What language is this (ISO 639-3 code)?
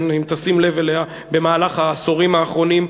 heb